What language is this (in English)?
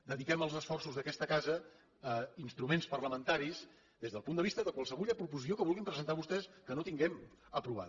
Catalan